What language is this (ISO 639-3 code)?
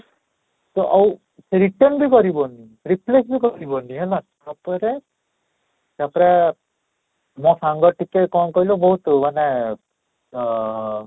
ori